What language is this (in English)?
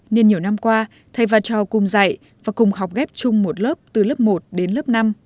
Vietnamese